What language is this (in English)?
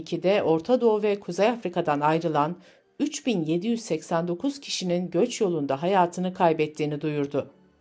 Turkish